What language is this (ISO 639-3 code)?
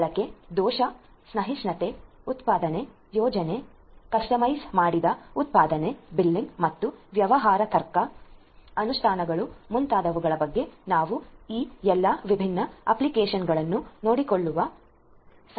kan